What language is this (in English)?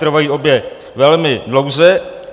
Czech